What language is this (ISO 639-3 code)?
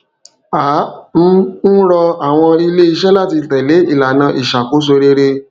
yor